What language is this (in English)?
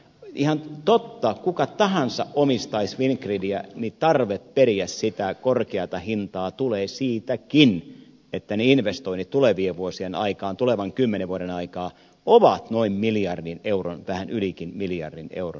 Finnish